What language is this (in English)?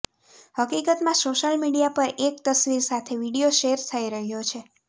Gujarati